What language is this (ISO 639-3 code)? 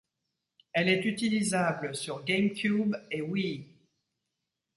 fra